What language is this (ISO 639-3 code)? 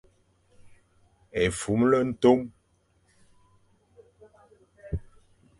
fan